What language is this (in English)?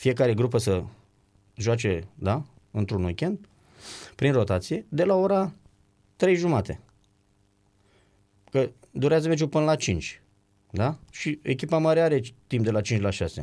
Romanian